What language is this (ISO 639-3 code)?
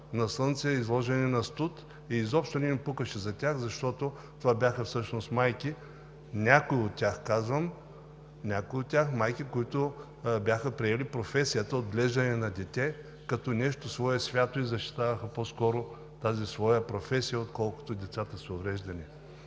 bul